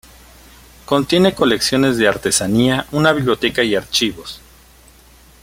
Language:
Spanish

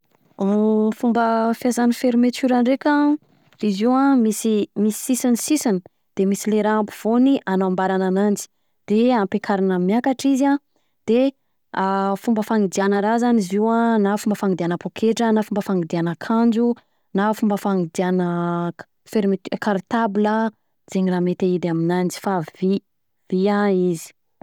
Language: Southern Betsimisaraka Malagasy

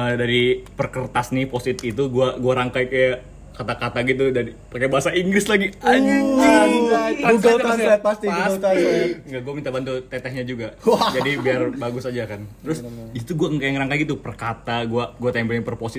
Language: Indonesian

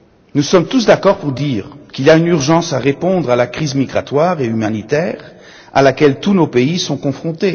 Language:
French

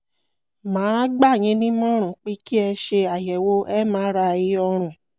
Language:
Yoruba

